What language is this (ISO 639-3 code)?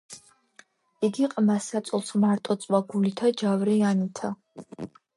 kat